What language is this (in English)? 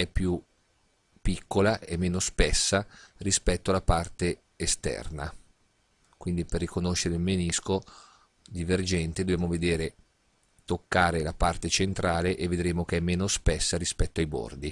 Italian